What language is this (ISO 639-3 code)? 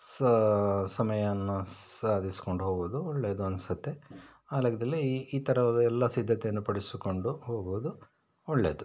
kan